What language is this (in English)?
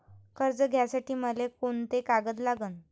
Marathi